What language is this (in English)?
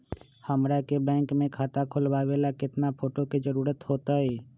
Magahi